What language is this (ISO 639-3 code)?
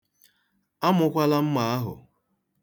ibo